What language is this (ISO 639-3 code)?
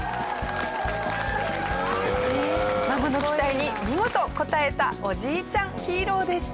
jpn